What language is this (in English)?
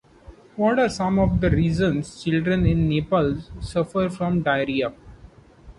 English